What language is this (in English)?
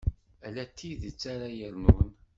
Kabyle